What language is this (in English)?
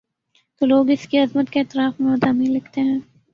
Urdu